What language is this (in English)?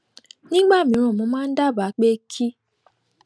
Yoruba